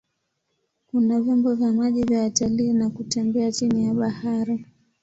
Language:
Swahili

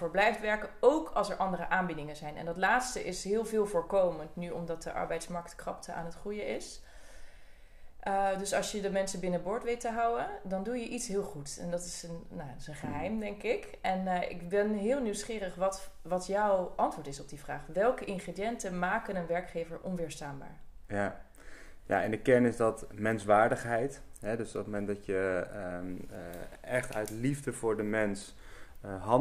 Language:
Dutch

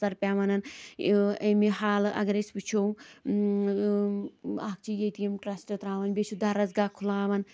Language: Kashmiri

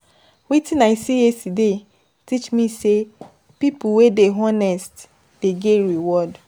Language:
Nigerian Pidgin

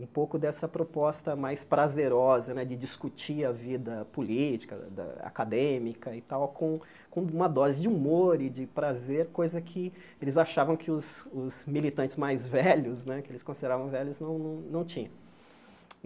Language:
Portuguese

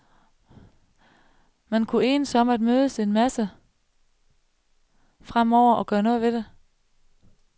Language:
Danish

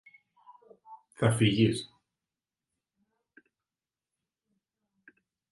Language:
Greek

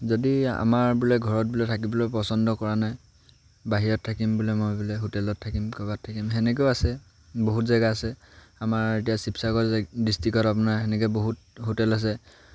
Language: Assamese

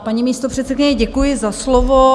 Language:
Czech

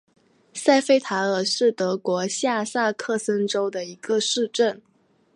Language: Chinese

